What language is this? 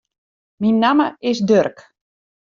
Western Frisian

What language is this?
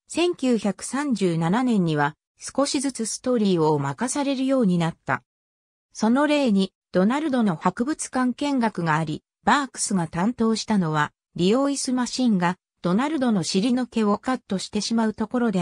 Japanese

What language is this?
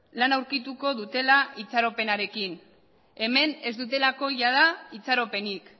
Basque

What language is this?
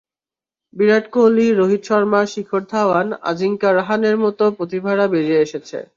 Bangla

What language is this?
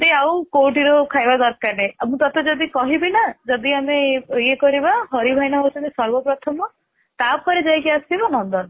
Odia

